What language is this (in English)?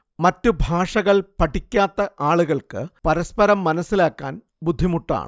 Malayalam